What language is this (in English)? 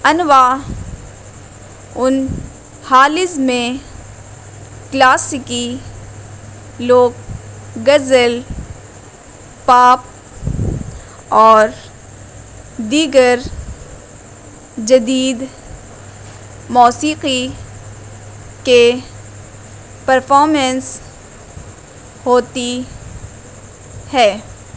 Urdu